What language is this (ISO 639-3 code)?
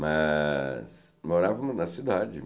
por